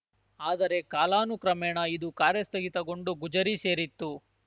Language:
Kannada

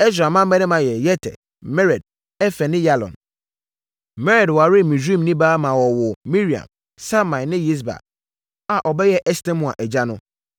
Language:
Akan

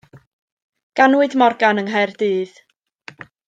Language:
Welsh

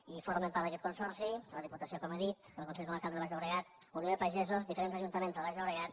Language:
Catalan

